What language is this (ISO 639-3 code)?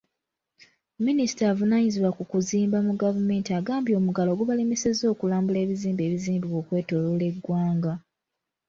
lug